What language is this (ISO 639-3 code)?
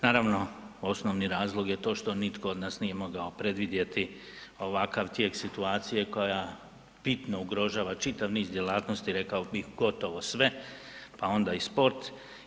hrv